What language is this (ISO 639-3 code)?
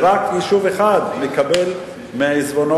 heb